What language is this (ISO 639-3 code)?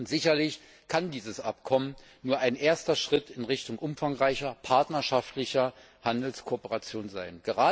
deu